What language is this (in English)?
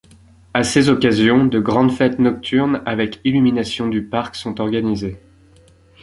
French